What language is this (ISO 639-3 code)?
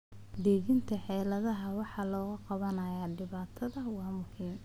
som